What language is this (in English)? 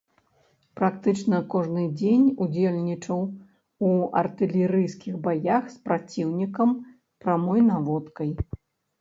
Belarusian